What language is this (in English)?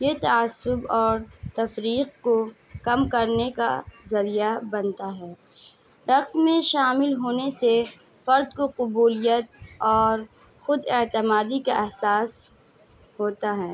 Urdu